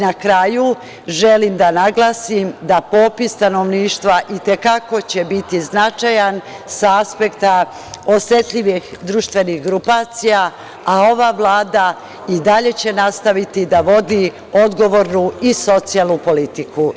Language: Serbian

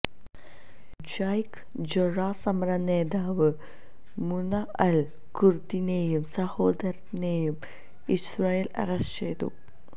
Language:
Malayalam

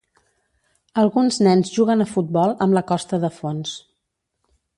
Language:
Catalan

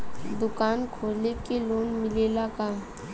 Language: Bhojpuri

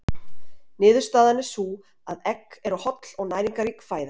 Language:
Icelandic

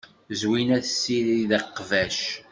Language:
Kabyle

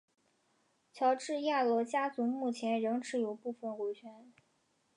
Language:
Chinese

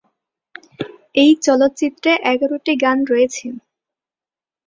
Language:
Bangla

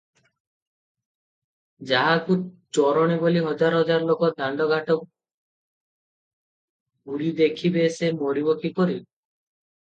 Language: Odia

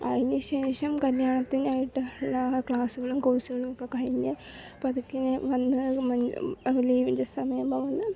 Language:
Malayalam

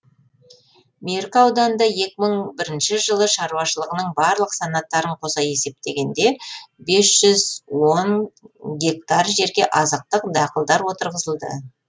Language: Kazakh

